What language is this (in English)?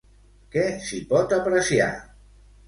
Catalan